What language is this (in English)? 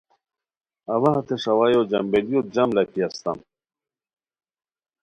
Khowar